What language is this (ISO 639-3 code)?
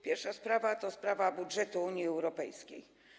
pol